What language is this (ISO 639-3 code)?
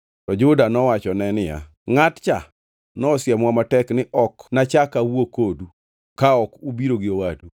luo